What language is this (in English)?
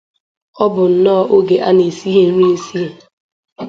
Igbo